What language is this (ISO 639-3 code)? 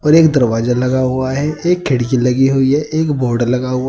hin